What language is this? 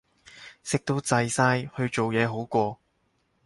Cantonese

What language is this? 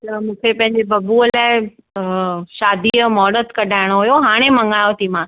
Sindhi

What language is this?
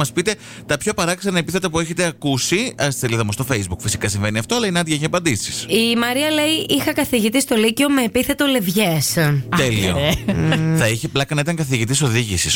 Greek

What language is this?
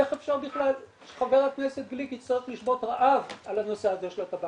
Hebrew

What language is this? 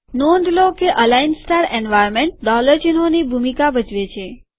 Gujarati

